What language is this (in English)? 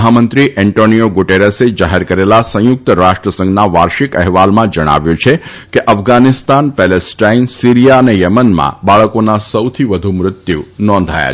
Gujarati